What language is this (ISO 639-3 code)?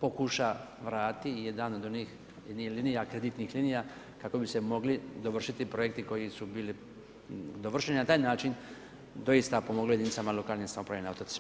hrv